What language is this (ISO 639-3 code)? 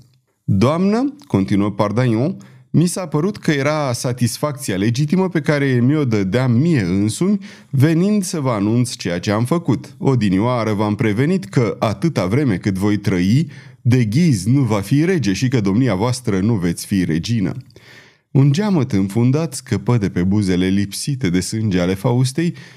ron